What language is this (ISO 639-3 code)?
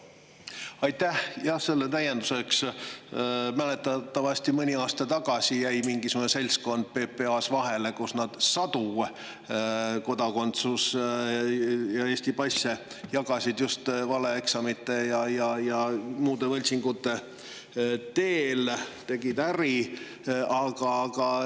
est